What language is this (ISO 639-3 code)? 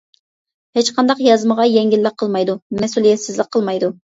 uig